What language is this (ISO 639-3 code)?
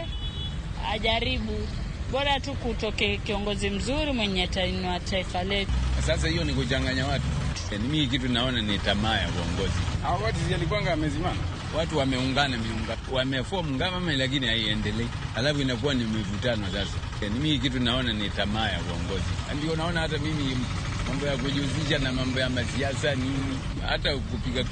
swa